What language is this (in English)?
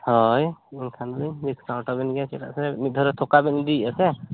Santali